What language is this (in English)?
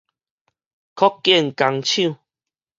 Min Nan Chinese